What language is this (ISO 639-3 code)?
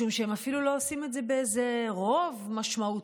heb